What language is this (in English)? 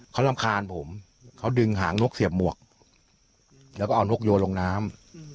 Thai